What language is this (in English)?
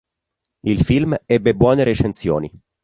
Italian